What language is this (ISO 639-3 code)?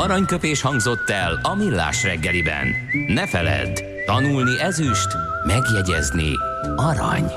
hun